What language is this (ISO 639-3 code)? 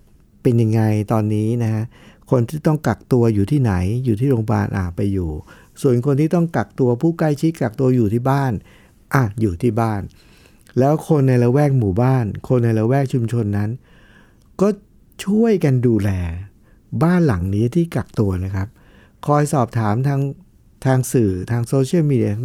tha